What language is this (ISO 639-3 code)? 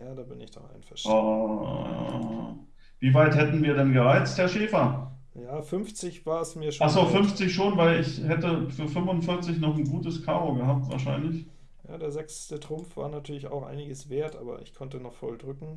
deu